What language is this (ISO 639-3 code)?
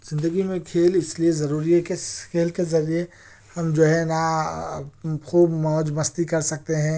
urd